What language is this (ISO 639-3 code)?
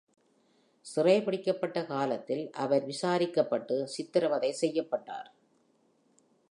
tam